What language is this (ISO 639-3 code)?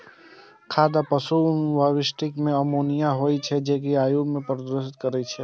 mai